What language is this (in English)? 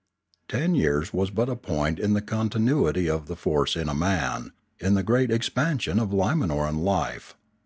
English